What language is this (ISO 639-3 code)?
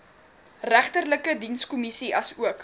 afr